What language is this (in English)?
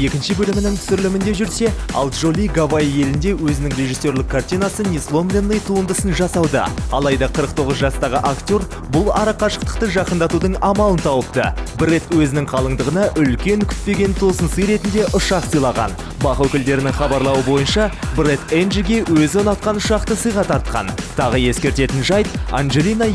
Ukrainian